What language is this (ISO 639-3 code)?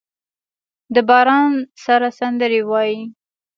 pus